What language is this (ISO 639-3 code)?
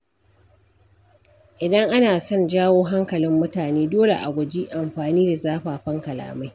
hau